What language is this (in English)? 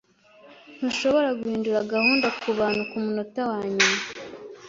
Kinyarwanda